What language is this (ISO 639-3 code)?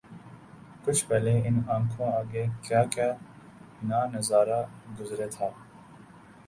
urd